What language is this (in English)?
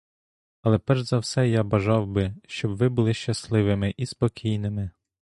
Ukrainian